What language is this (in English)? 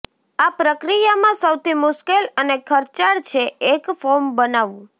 Gujarati